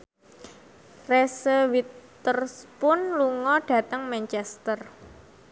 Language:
Javanese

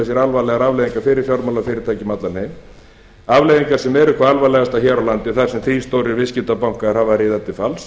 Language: Icelandic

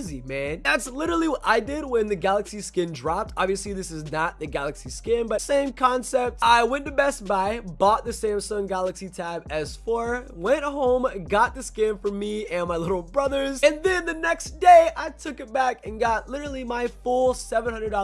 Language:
English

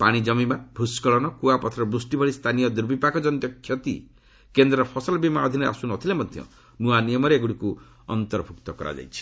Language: Odia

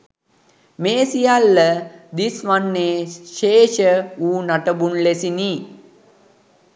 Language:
Sinhala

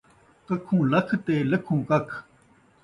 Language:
Saraiki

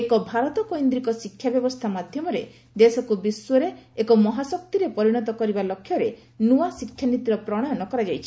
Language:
Odia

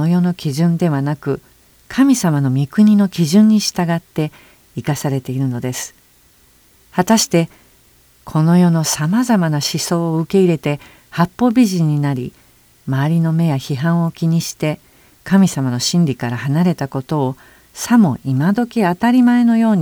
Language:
Japanese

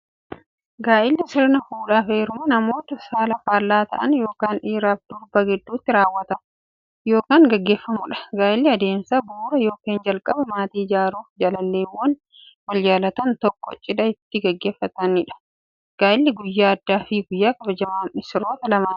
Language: Oromo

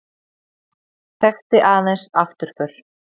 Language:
Icelandic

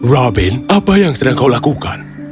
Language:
Indonesian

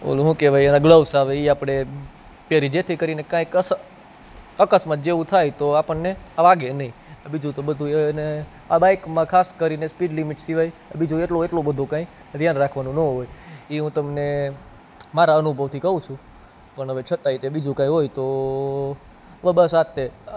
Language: Gujarati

